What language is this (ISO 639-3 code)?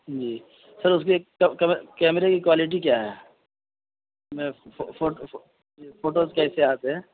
urd